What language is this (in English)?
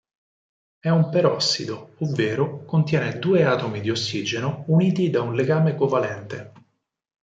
Italian